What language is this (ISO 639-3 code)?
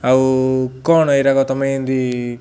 ori